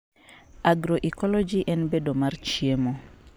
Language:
Luo (Kenya and Tanzania)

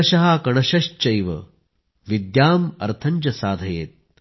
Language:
Marathi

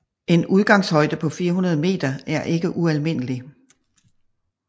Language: Danish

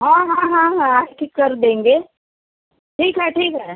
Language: Hindi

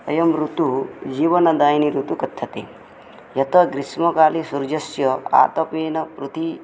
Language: Sanskrit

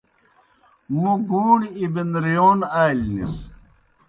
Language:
Kohistani Shina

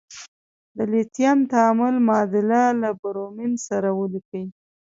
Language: Pashto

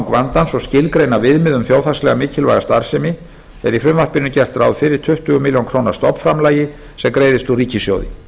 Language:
Icelandic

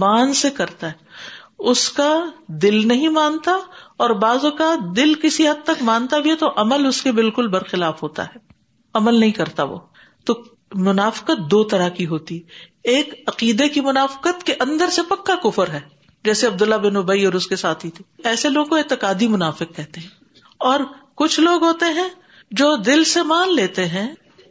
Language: Urdu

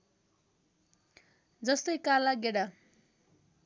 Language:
Nepali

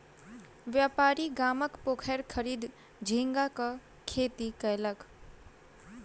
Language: Maithili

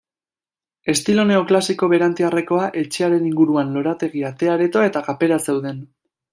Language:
Basque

